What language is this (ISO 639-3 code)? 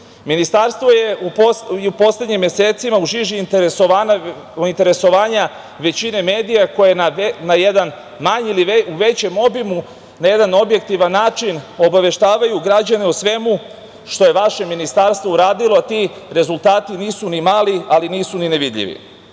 srp